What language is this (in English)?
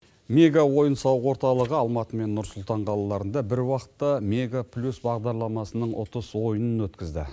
Kazakh